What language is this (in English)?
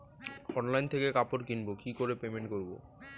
Bangla